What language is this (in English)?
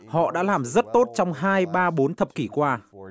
Vietnamese